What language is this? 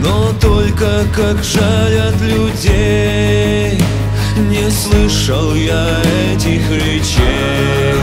Russian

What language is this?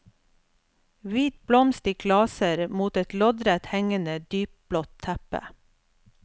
Norwegian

